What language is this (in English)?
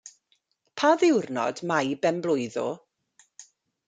Welsh